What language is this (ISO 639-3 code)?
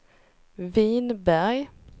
swe